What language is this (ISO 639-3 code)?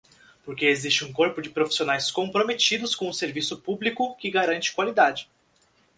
por